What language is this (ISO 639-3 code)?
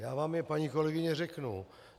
ces